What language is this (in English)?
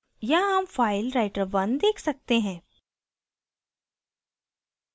Hindi